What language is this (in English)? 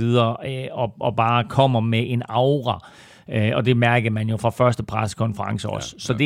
Danish